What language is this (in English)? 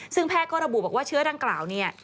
Thai